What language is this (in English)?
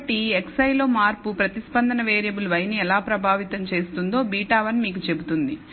Telugu